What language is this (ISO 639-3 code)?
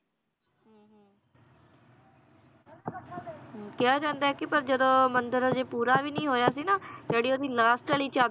pan